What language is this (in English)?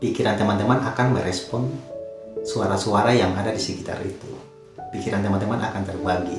Indonesian